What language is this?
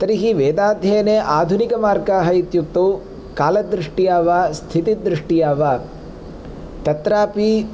Sanskrit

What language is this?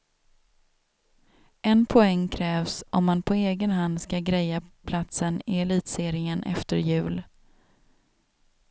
Swedish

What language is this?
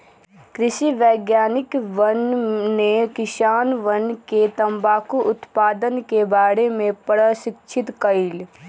Magahi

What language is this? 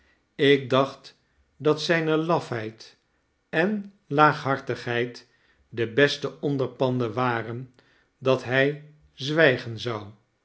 Dutch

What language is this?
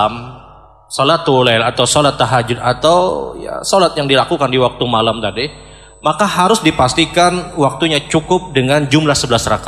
Indonesian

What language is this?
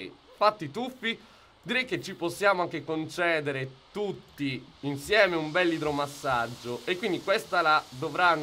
Italian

